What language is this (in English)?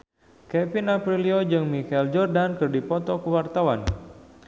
Sundanese